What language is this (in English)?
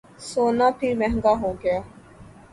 Urdu